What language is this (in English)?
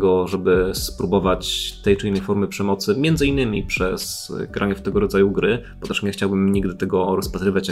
Polish